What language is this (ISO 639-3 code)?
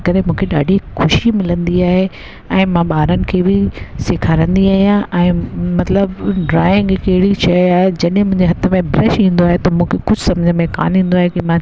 snd